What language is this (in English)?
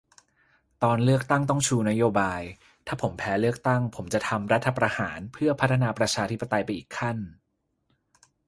Thai